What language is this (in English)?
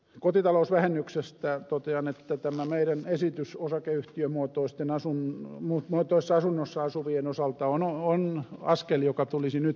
Finnish